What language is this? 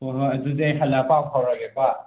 Manipuri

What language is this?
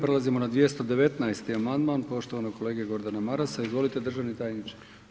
Croatian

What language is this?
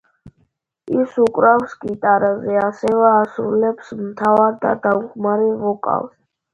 Georgian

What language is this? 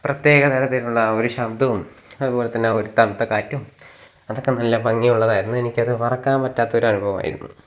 Malayalam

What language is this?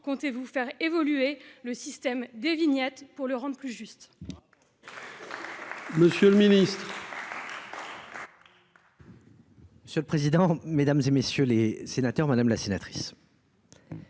French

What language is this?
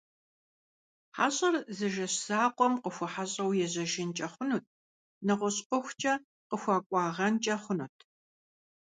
Kabardian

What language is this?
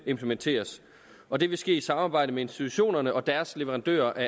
Danish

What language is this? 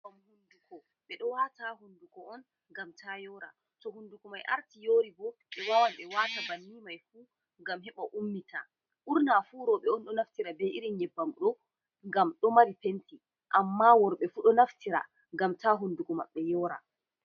Fula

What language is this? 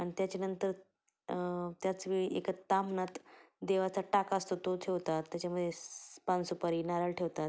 Marathi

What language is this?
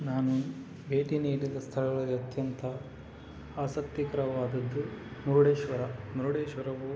Kannada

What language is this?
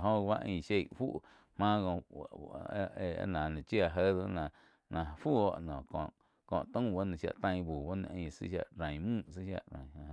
Quiotepec Chinantec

